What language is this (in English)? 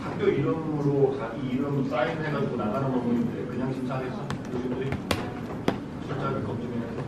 Korean